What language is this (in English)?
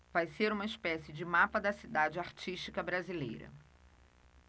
Portuguese